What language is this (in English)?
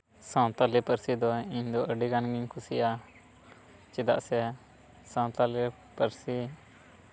Santali